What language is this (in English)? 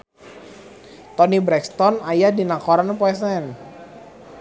Sundanese